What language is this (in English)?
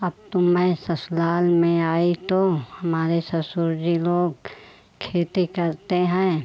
Hindi